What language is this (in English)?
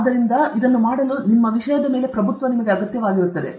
Kannada